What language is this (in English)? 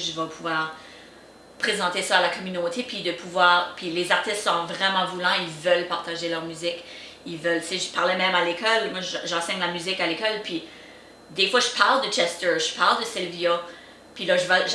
French